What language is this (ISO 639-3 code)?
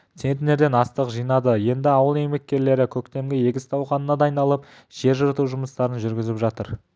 kaz